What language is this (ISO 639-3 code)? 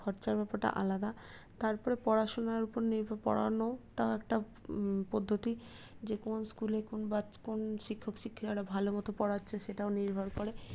ben